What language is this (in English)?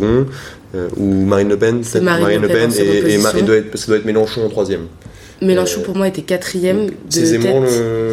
French